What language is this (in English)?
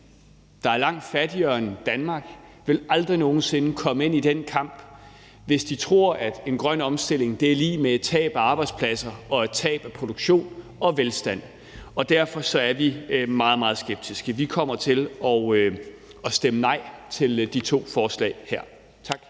Danish